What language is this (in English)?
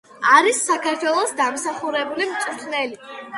Georgian